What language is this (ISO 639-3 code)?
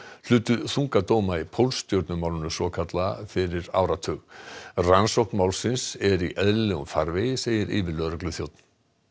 isl